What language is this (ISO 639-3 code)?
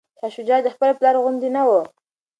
pus